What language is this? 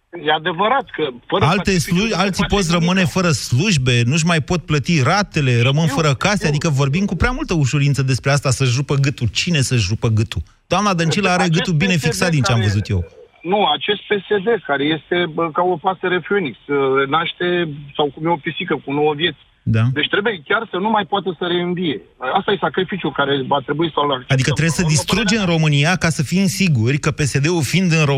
Romanian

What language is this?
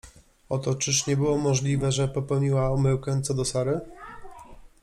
Polish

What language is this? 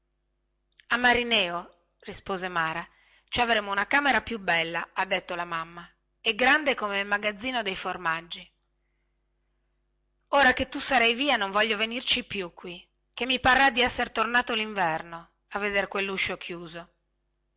Italian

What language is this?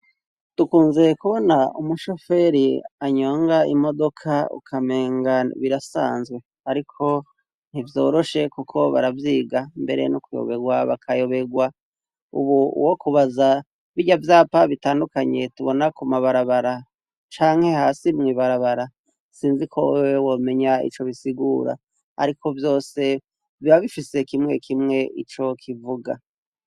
Rundi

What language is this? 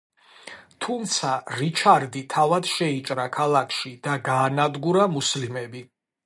Georgian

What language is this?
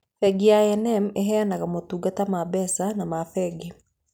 Kikuyu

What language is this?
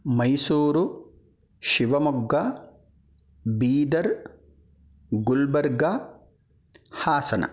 Sanskrit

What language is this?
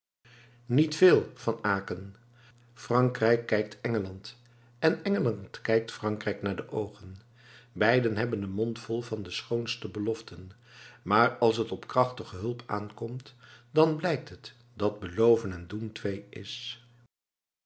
Dutch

